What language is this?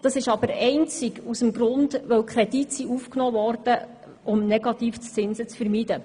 Swiss German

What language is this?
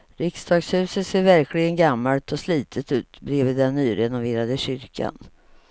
Swedish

